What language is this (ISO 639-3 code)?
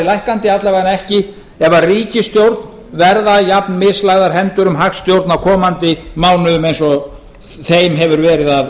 isl